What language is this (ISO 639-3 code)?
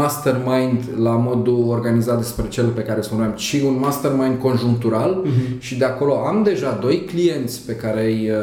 ron